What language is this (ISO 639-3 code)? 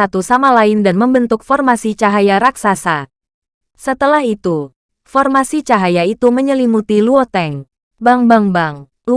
ind